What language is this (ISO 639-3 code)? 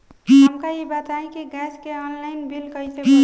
bho